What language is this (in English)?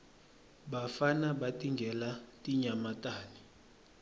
Swati